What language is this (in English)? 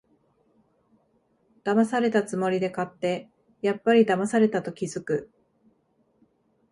Japanese